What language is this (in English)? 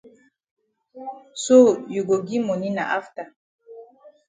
Cameroon Pidgin